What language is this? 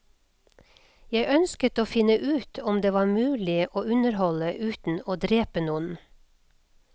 Norwegian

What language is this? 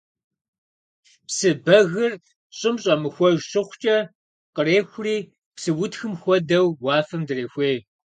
Kabardian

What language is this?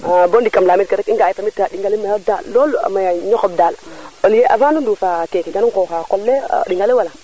Serer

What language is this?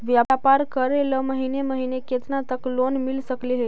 Magahi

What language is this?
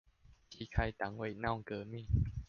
Chinese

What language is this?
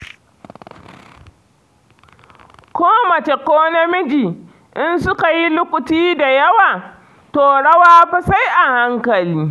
Hausa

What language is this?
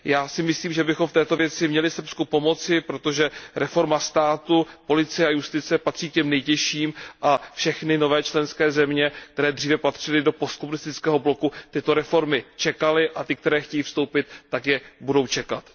Czech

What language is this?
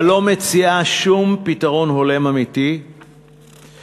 Hebrew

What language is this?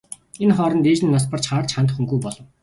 Mongolian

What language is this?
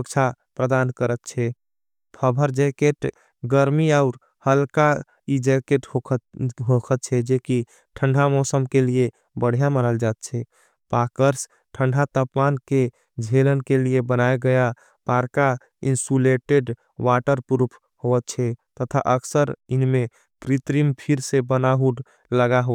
Angika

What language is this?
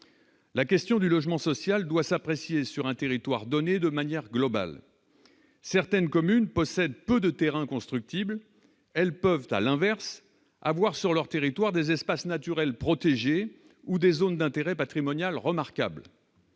French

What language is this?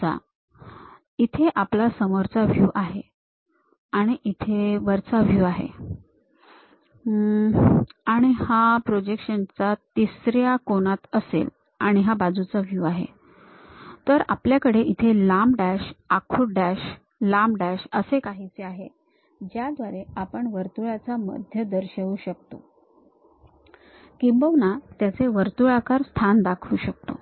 Marathi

